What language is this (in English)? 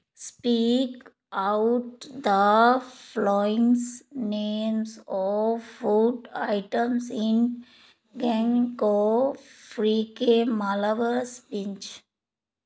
Punjabi